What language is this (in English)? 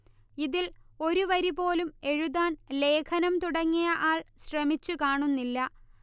Malayalam